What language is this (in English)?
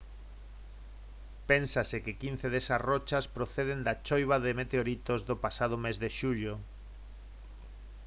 Galician